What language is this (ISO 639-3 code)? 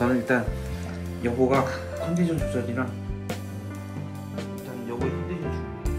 kor